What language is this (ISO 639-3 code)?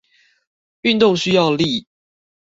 zho